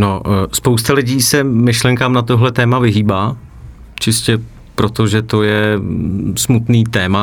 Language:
Czech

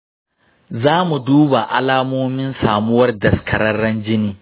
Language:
Hausa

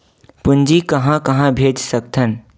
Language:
Chhattisgarhi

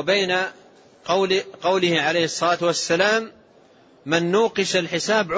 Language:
Arabic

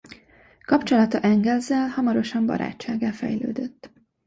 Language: Hungarian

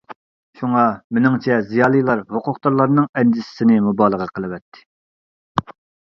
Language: Uyghur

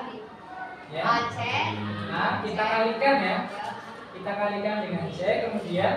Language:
Indonesian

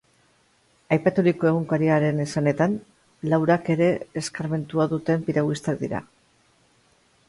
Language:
Basque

